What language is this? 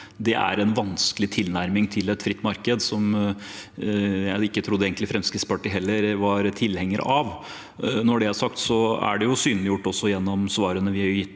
Norwegian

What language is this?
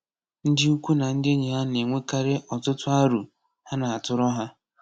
Igbo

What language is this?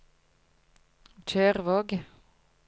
Norwegian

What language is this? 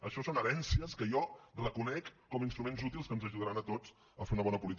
Catalan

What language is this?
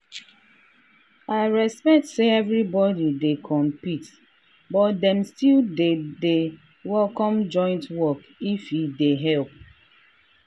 Nigerian Pidgin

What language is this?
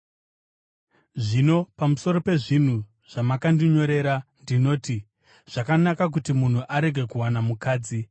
Shona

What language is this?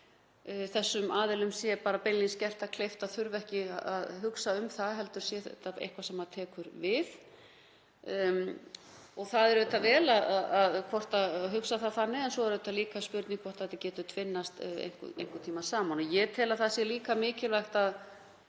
Icelandic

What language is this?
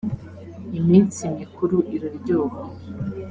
Kinyarwanda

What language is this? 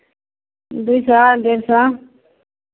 Maithili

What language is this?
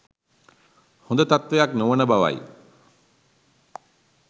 Sinhala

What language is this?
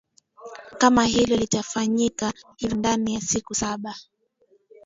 Swahili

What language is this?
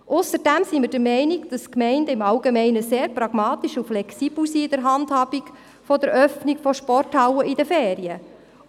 Swiss German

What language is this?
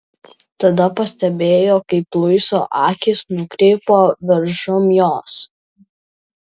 Lithuanian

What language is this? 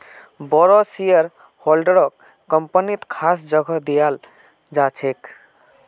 Magahi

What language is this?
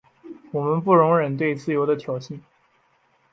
Chinese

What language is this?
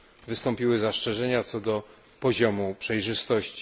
Polish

